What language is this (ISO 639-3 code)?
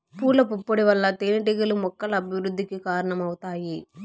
tel